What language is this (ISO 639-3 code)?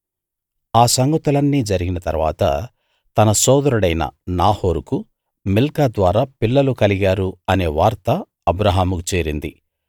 tel